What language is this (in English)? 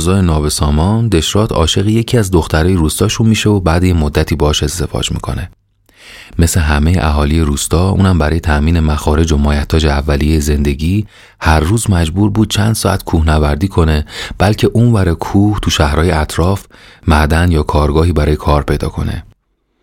Persian